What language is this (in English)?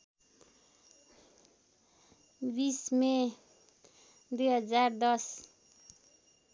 Nepali